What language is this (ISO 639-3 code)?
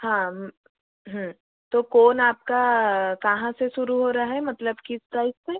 hin